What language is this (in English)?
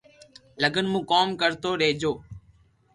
Loarki